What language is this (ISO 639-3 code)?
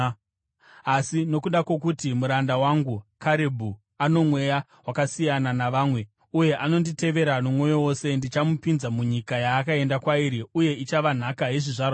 sna